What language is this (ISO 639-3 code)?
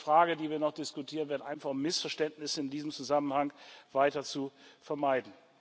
deu